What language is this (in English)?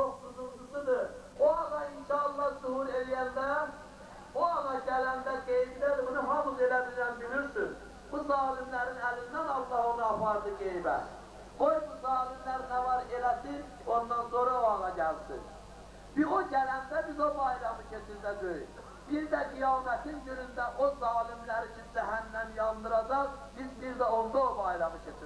Turkish